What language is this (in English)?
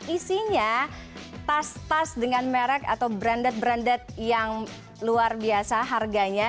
Indonesian